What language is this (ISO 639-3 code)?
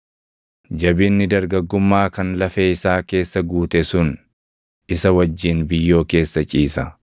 orm